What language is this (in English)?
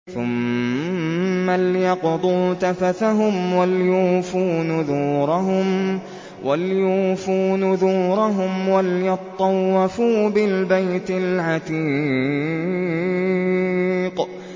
Arabic